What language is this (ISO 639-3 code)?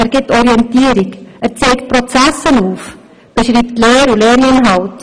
gsw